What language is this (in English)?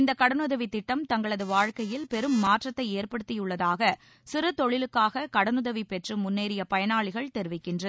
Tamil